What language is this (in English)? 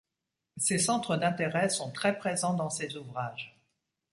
French